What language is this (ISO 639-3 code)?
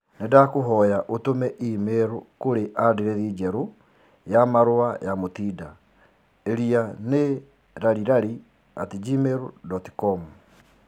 kik